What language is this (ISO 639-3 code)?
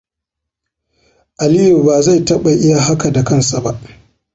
hau